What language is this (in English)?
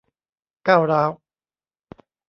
Thai